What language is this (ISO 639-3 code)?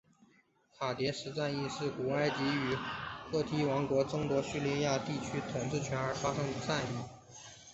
zho